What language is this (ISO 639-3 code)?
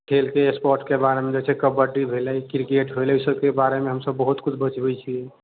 mai